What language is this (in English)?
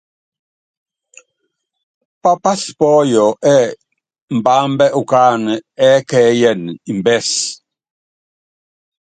Yangben